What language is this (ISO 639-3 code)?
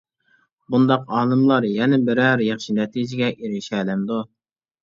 uig